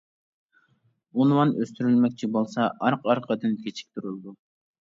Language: Uyghur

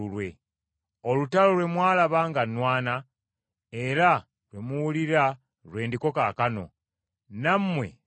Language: Ganda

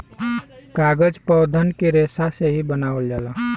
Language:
Bhojpuri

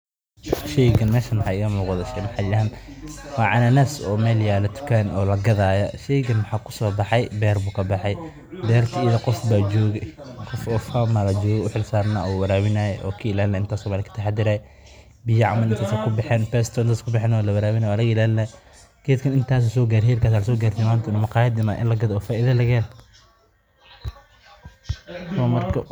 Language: Somali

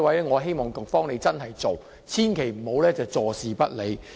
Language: Cantonese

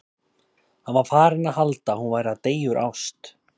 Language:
Icelandic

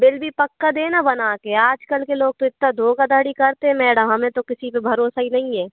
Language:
Hindi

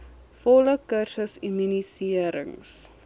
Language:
Afrikaans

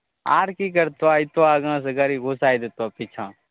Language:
Maithili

